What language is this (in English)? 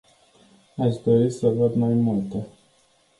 Romanian